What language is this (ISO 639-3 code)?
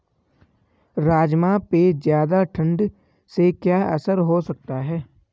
hin